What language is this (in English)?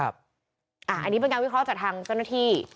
Thai